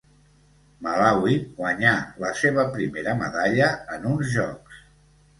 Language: Catalan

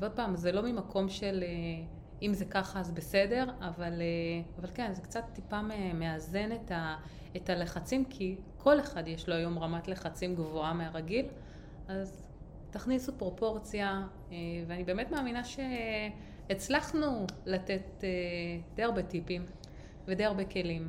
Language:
Hebrew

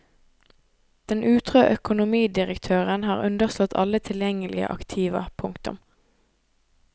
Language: Norwegian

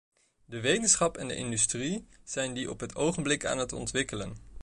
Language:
Dutch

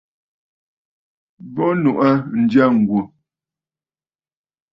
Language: Bafut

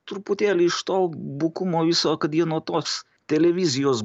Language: Lithuanian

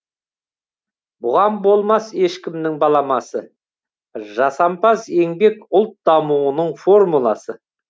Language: Kazakh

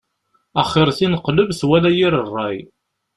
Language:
Kabyle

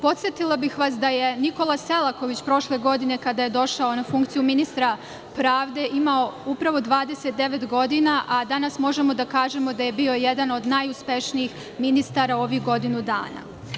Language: Serbian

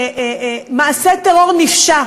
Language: Hebrew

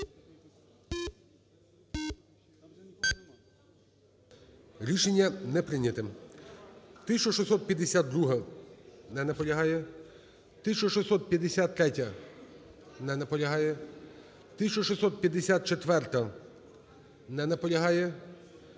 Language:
Ukrainian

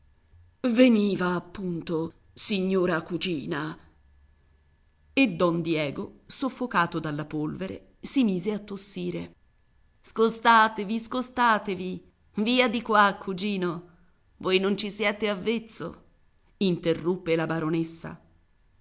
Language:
Italian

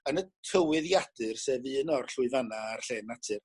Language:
Welsh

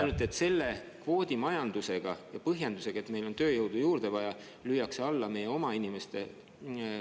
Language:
Estonian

